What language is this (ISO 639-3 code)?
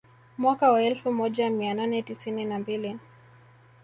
swa